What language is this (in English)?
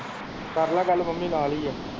Punjabi